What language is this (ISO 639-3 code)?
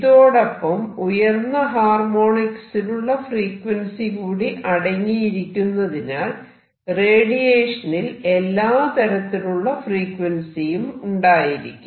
mal